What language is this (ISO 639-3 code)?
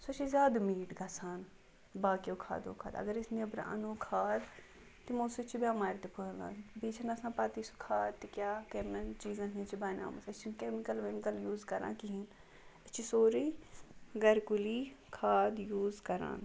kas